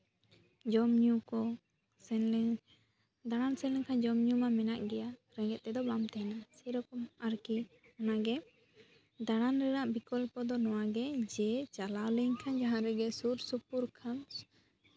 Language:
Santali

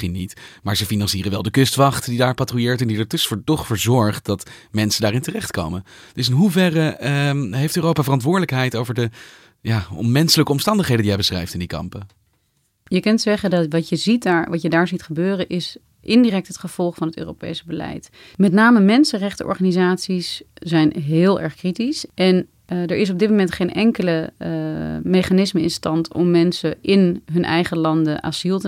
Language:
Dutch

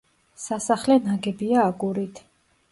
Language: Georgian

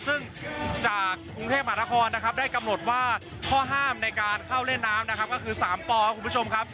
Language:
Thai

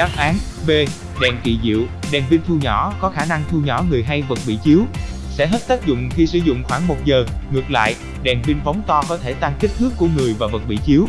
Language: Vietnamese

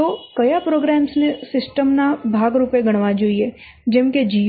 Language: Gujarati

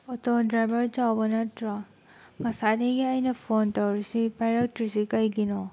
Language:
Manipuri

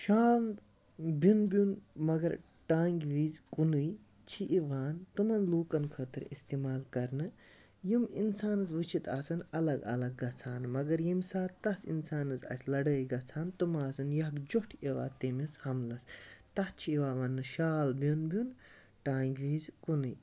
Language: Kashmiri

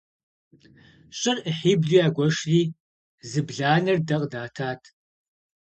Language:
Kabardian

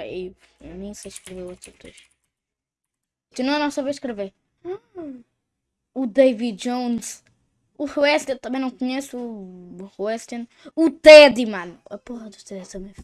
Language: Portuguese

